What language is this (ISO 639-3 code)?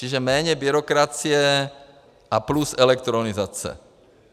ces